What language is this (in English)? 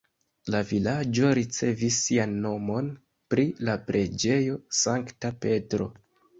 Esperanto